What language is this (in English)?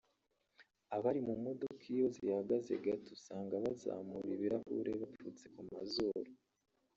Kinyarwanda